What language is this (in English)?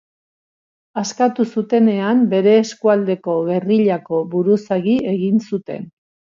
Basque